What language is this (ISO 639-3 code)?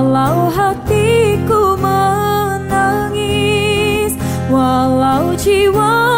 msa